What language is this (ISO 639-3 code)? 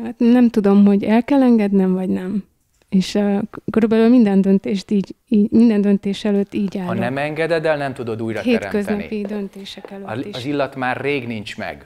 hun